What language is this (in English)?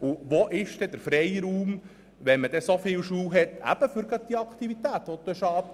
Swiss German